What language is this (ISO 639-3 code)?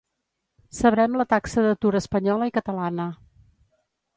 cat